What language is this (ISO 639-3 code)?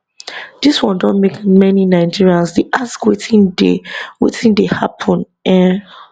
pcm